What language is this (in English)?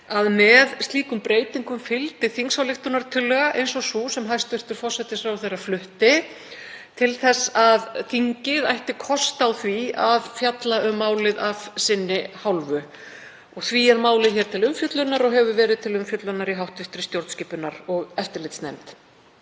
Icelandic